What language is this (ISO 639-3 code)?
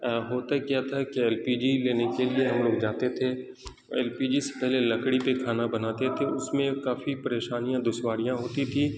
urd